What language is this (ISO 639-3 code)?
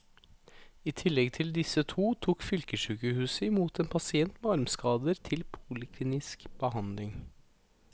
nor